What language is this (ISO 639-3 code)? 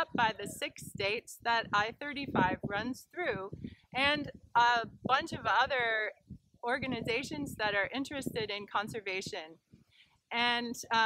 eng